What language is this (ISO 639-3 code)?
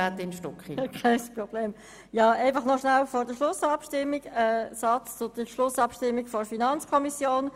gsw